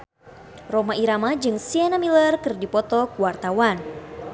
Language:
Sundanese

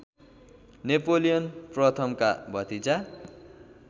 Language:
Nepali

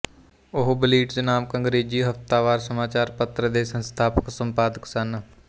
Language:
Punjabi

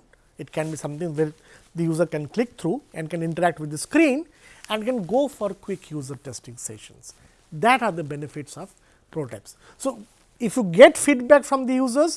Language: English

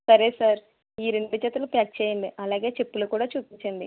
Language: Telugu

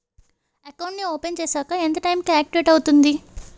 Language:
Telugu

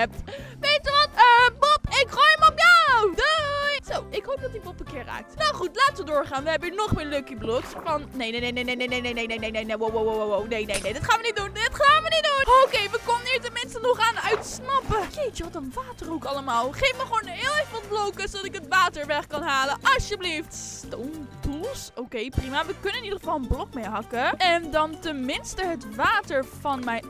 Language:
Dutch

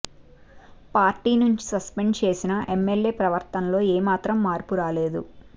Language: Telugu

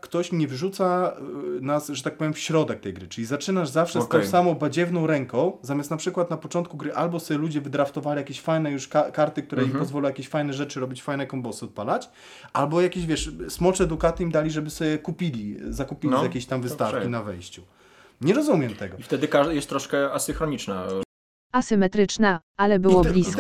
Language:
Polish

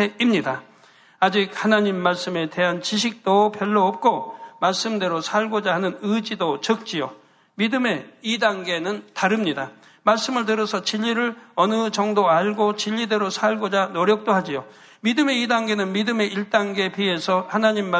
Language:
Korean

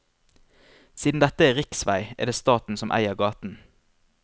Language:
Norwegian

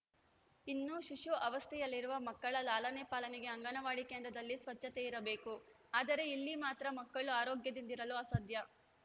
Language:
Kannada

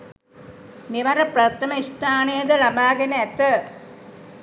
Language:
Sinhala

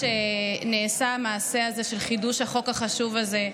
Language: Hebrew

